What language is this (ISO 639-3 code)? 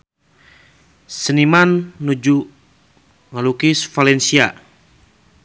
sun